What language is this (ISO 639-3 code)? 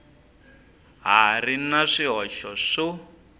tso